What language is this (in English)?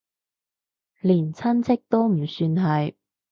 Cantonese